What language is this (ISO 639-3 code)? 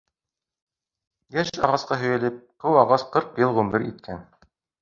bak